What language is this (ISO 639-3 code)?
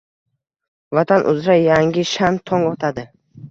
uzb